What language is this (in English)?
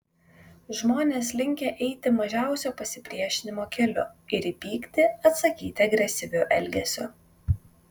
Lithuanian